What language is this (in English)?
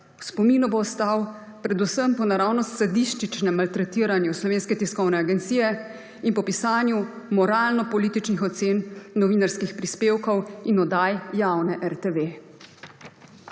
Slovenian